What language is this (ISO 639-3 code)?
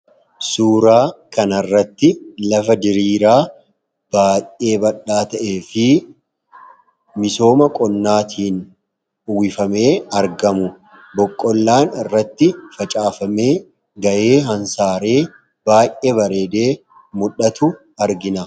orm